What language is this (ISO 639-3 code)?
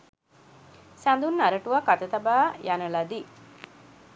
sin